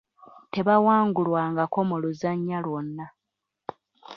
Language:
Ganda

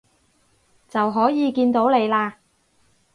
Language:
Cantonese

